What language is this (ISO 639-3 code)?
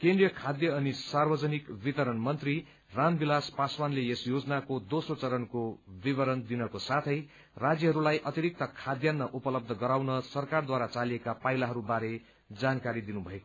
nep